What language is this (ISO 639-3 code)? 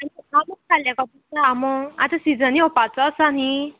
kok